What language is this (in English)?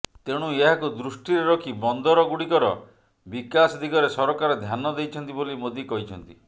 Odia